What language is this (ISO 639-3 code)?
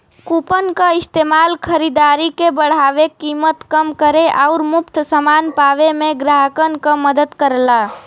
bho